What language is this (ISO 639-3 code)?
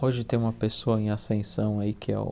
por